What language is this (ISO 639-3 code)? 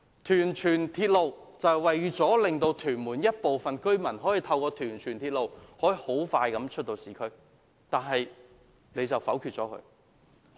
yue